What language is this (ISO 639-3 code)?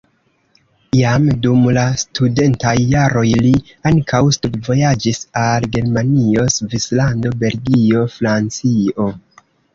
epo